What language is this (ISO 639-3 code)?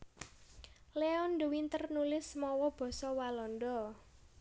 jav